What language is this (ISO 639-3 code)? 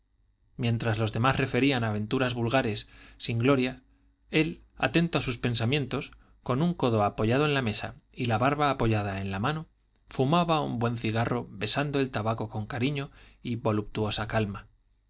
spa